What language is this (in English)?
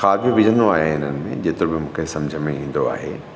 Sindhi